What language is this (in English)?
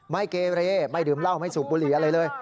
Thai